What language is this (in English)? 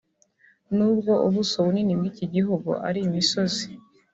Kinyarwanda